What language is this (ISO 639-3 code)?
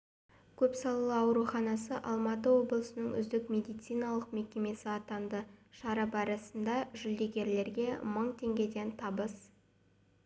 kaz